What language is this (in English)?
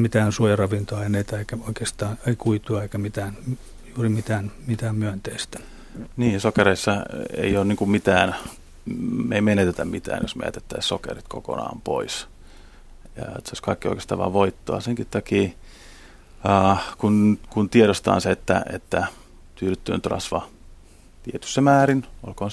Finnish